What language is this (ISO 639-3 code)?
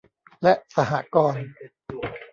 tha